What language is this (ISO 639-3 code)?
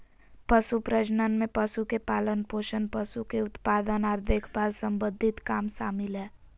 mag